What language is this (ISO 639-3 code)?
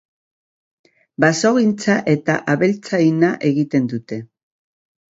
eus